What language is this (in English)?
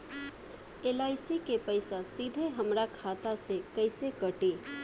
Bhojpuri